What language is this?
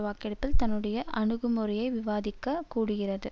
Tamil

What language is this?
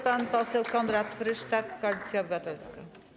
Polish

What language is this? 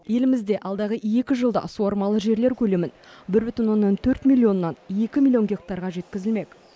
Kazakh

